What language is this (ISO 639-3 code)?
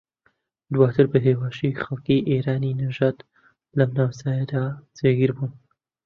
ckb